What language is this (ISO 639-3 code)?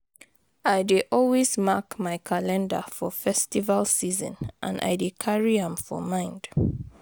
pcm